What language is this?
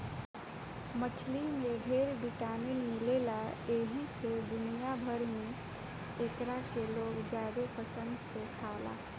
Bhojpuri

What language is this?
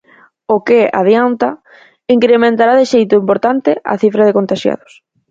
Galician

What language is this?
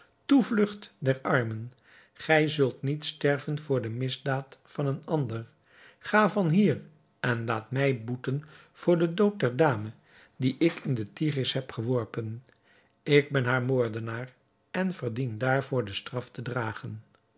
Dutch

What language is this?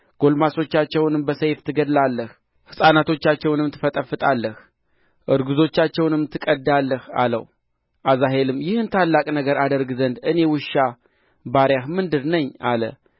Amharic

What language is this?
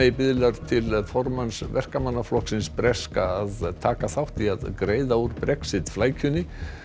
Icelandic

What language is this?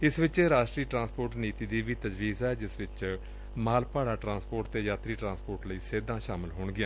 Punjabi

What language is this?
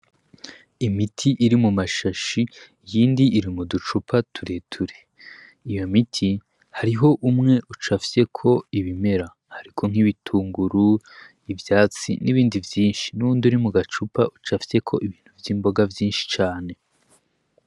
Rundi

